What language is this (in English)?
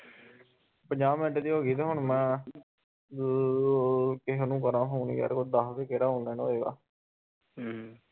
Punjabi